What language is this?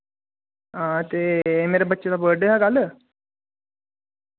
Dogri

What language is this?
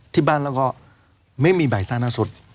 Thai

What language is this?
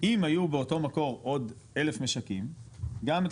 Hebrew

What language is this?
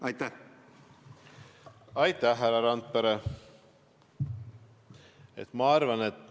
Estonian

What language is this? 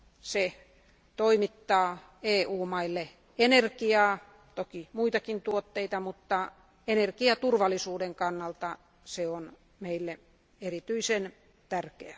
Finnish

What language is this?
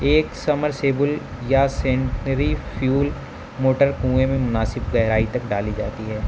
Urdu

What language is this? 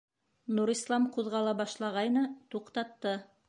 Bashkir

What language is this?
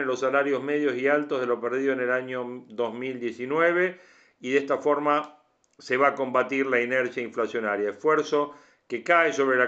Spanish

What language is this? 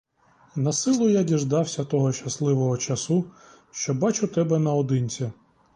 Ukrainian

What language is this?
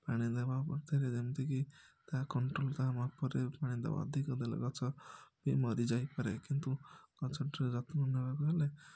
Odia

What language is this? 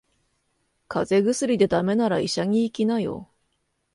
Japanese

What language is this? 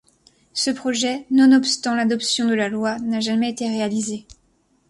French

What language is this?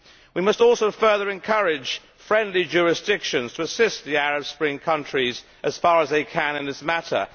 English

